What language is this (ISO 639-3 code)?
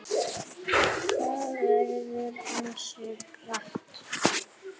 isl